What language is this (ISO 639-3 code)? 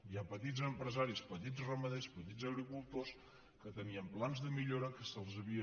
cat